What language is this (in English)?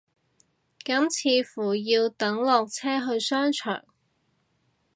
Cantonese